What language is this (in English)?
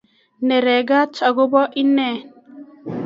Kalenjin